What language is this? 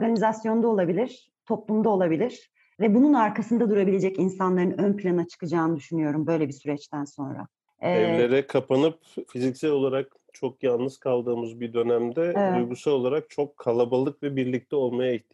Turkish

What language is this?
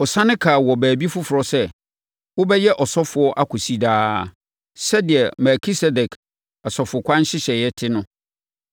Akan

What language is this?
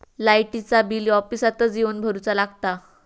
Marathi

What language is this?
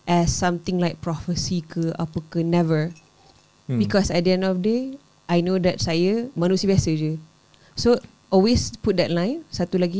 Malay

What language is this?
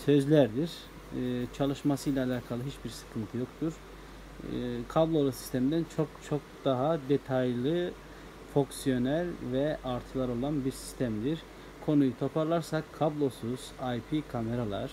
Turkish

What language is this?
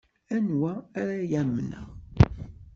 Kabyle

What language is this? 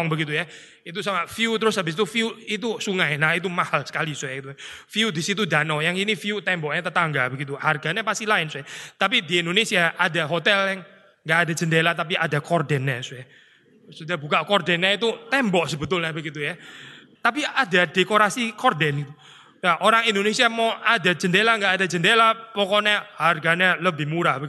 Indonesian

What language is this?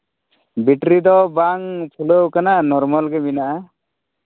Santali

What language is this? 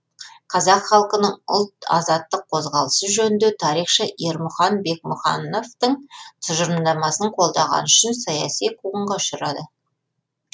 Kazakh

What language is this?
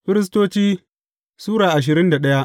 Hausa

